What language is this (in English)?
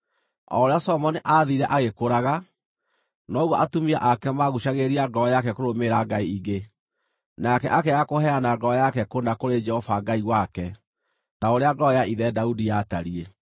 Kikuyu